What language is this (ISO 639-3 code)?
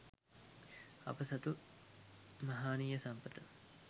sin